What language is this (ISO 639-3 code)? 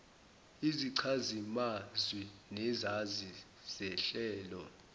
zul